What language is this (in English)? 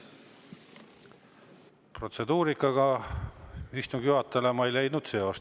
Estonian